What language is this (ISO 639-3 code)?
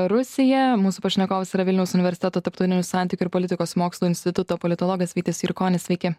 lit